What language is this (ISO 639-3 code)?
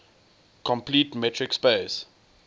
eng